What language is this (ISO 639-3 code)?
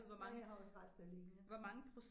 dan